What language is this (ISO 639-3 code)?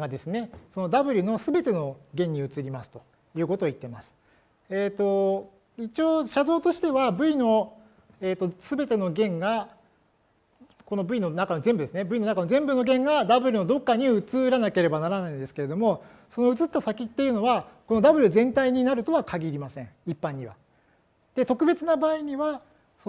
jpn